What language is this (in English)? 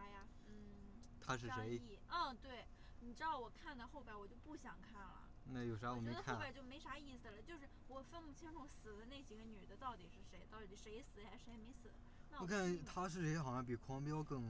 Chinese